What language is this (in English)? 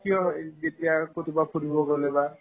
Assamese